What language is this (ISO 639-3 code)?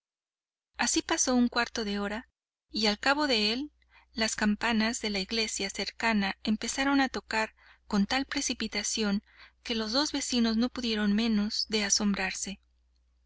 spa